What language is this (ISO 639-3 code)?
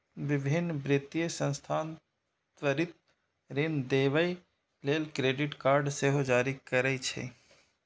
mai